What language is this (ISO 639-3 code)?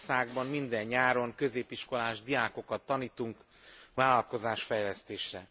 hun